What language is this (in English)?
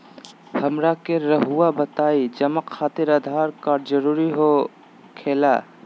Magahi